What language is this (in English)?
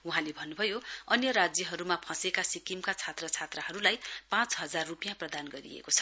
Nepali